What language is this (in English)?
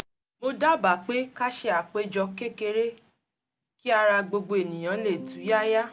Yoruba